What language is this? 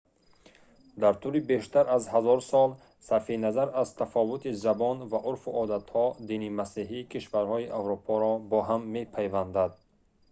Tajik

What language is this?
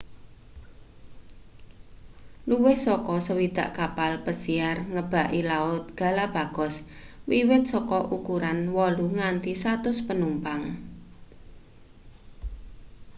Javanese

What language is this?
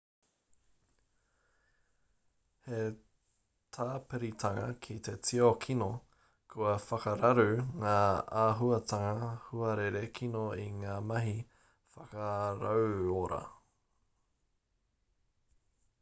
Māori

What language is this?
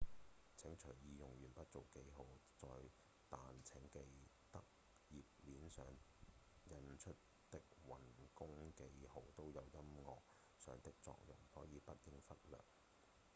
Cantonese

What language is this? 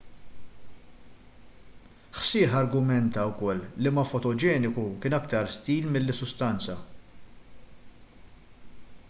Maltese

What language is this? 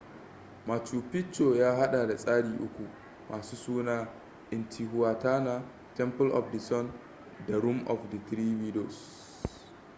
Hausa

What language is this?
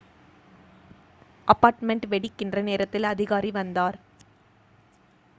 Tamil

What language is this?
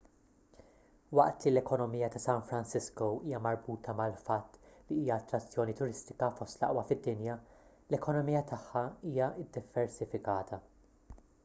Maltese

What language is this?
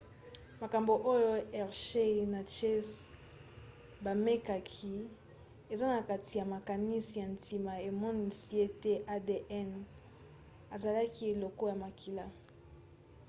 Lingala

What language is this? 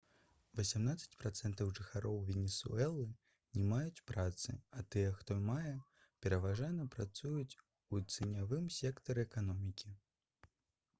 Belarusian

